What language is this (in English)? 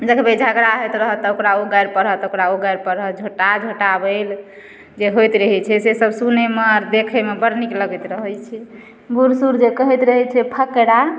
Maithili